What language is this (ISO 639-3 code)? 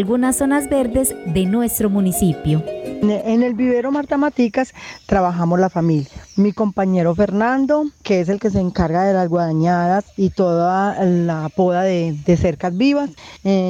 spa